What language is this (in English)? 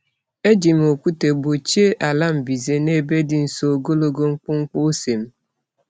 Igbo